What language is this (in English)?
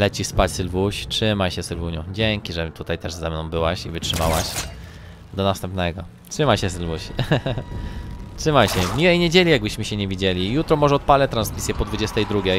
Polish